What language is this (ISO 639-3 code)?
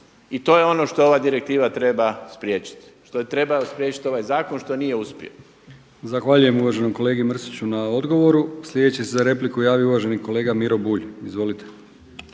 hrv